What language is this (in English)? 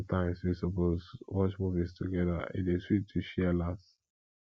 Nigerian Pidgin